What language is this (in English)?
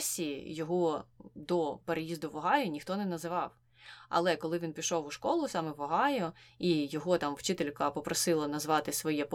Ukrainian